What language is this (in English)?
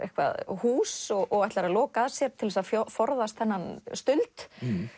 Icelandic